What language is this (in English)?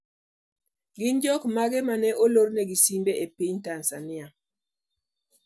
Luo (Kenya and Tanzania)